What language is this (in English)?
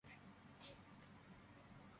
Georgian